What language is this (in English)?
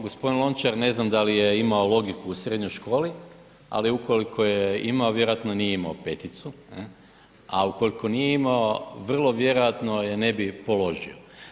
Croatian